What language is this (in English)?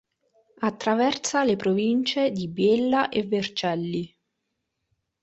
Italian